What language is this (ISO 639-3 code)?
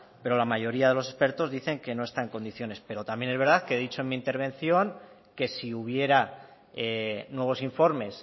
spa